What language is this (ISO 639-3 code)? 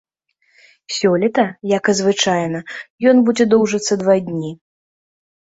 bel